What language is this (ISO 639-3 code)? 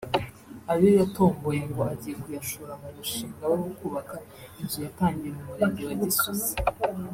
kin